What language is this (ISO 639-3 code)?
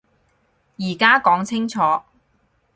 yue